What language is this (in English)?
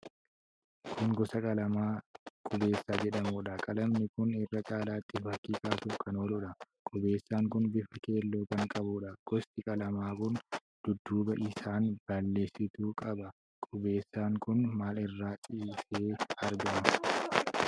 Oromo